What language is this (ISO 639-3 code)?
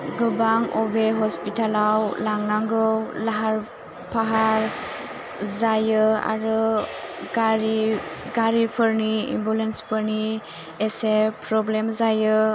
brx